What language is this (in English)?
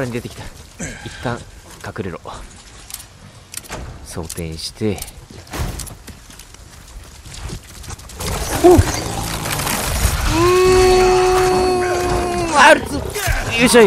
Japanese